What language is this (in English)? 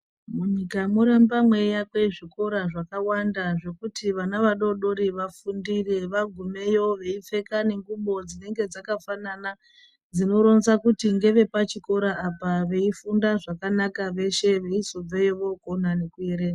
Ndau